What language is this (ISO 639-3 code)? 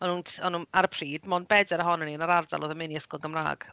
cym